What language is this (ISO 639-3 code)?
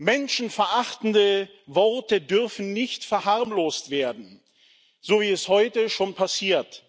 deu